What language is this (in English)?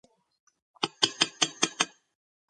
Georgian